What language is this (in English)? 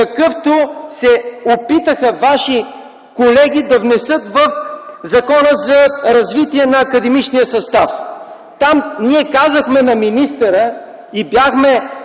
Bulgarian